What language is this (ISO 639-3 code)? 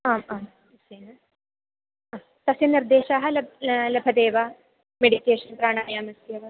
san